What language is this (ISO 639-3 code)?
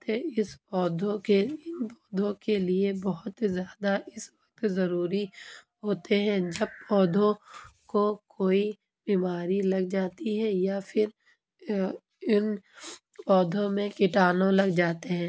urd